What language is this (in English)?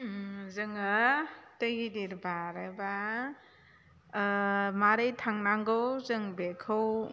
Bodo